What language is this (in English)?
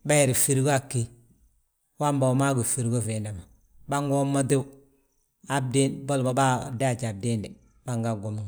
Balanta-Ganja